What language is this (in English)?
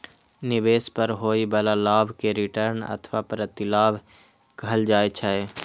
Maithili